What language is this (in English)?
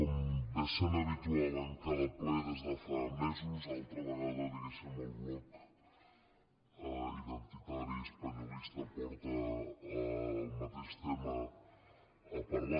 Catalan